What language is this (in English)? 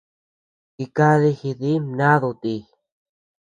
Tepeuxila Cuicatec